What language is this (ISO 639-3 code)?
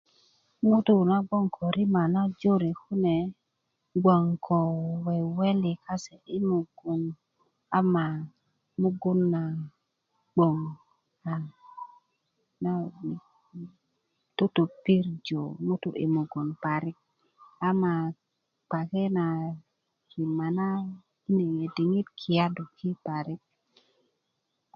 ukv